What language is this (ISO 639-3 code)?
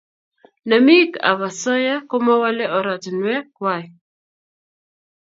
kln